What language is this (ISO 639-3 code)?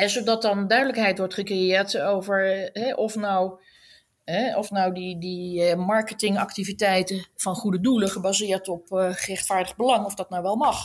nld